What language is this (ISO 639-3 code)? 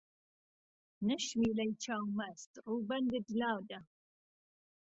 ckb